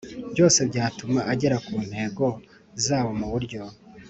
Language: Kinyarwanda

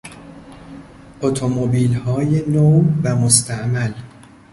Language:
Persian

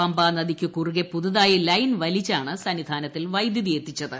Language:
Malayalam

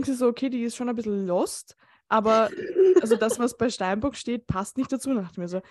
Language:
German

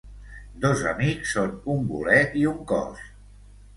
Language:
Catalan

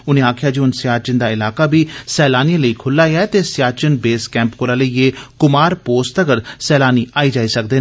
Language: Dogri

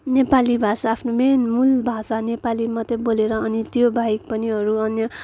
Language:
Nepali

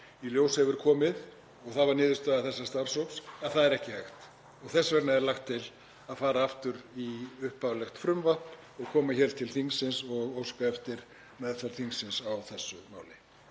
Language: Icelandic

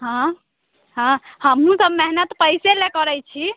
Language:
Maithili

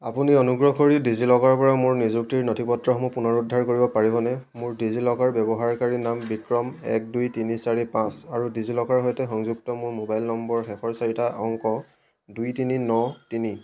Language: Assamese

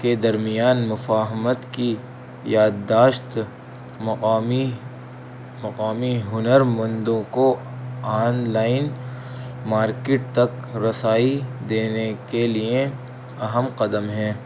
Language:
Urdu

